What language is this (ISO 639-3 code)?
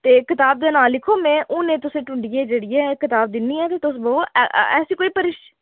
doi